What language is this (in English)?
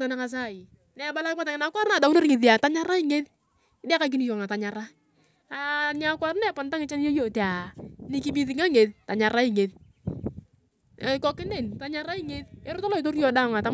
Turkana